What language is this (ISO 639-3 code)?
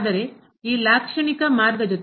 kan